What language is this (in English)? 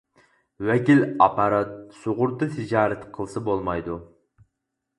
Uyghur